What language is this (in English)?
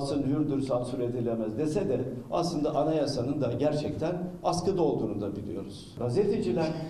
Turkish